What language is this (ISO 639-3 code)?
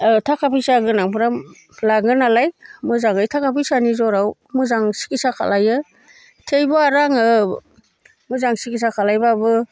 brx